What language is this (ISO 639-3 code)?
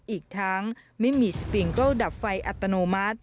tha